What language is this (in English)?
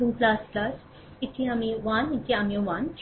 Bangla